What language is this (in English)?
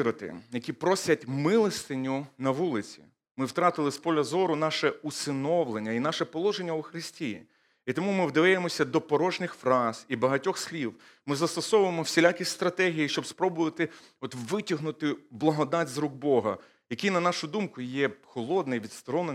Ukrainian